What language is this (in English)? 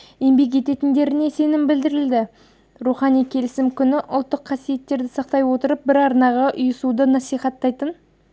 Kazakh